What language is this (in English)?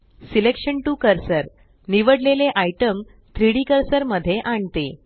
Marathi